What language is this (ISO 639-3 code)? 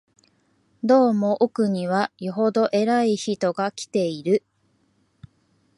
jpn